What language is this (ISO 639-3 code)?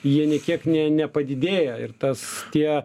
lit